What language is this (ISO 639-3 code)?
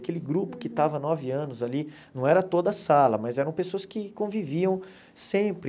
por